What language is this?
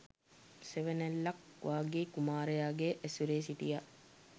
Sinhala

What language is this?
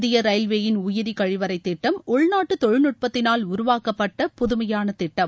Tamil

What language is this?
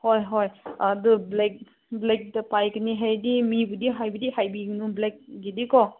Manipuri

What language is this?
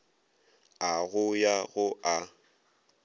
Northern Sotho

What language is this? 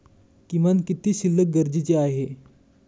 Marathi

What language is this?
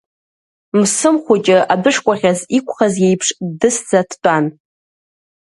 Abkhazian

